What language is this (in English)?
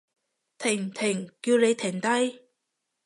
Cantonese